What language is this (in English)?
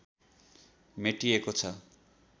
Nepali